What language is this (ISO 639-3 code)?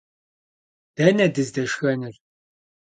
kbd